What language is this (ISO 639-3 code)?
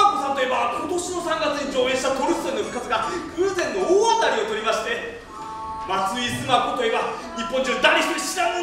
jpn